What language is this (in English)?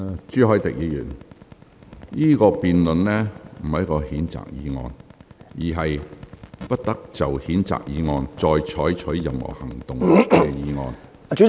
Cantonese